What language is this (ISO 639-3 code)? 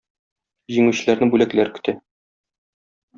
tat